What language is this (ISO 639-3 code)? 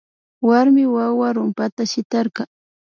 qvi